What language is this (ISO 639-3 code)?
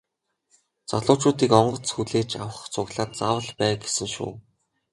mon